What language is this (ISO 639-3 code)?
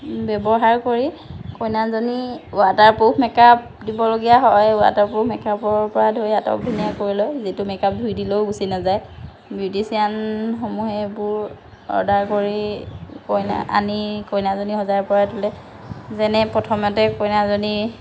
asm